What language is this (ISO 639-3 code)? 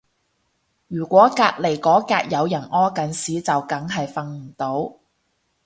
yue